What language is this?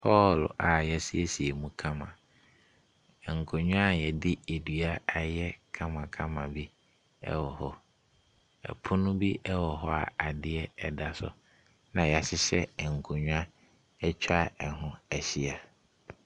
Akan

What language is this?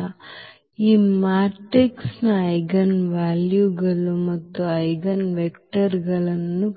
Kannada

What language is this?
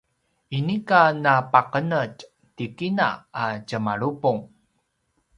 Paiwan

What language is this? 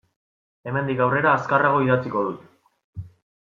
Basque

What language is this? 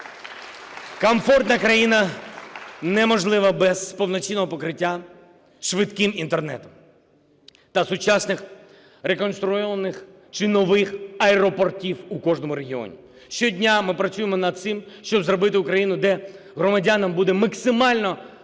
Ukrainian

